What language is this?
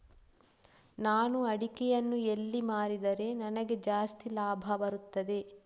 Kannada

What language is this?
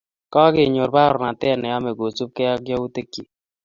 Kalenjin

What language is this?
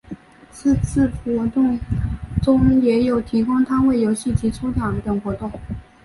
Chinese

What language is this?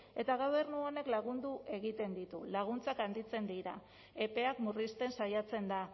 Basque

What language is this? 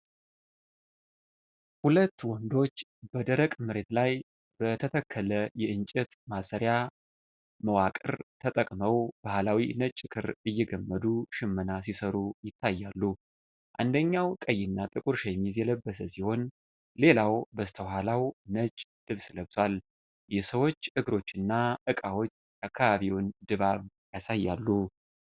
Amharic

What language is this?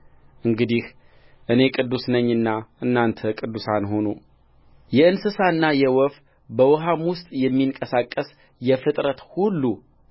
Amharic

